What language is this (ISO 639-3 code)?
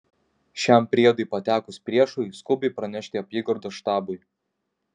lit